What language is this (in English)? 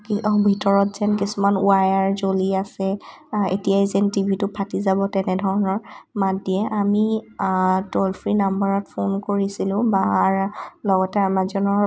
Assamese